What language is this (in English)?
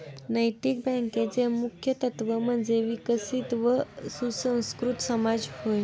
Marathi